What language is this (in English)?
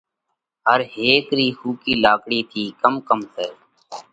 Parkari Koli